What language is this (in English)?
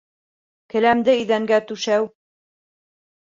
Bashkir